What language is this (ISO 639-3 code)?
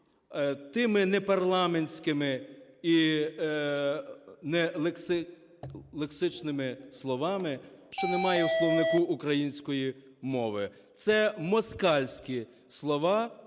ukr